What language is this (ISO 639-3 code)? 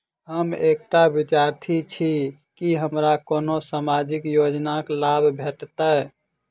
mai